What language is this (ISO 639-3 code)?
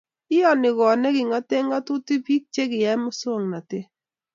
kln